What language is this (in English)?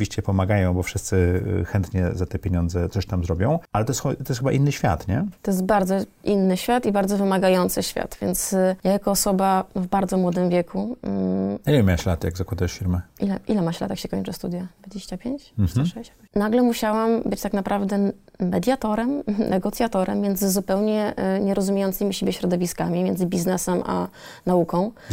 Polish